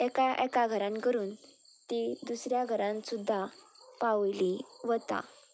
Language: Konkani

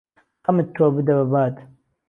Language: Central Kurdish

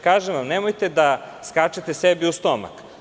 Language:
Serbian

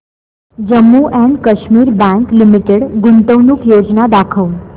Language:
Marathi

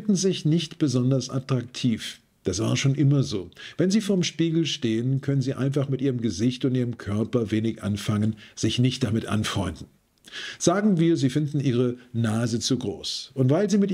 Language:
German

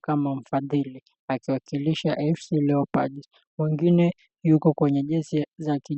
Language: Swahili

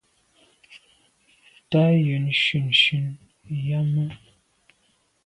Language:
Medumba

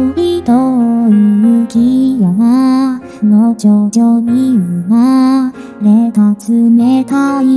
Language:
Japanese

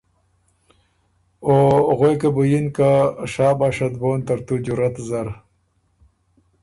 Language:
Ormuri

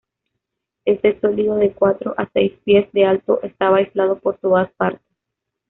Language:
Spanish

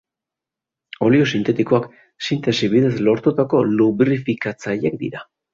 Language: Basque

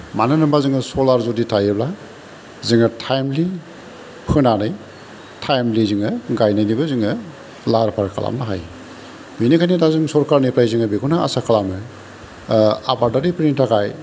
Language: Bodo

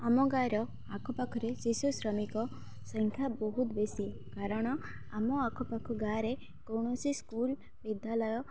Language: Odia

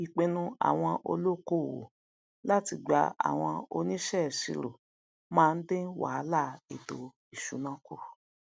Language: Yoruba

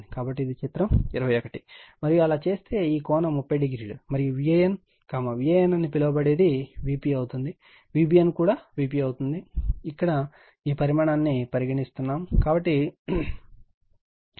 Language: Telugu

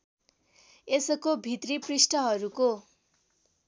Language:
Nepali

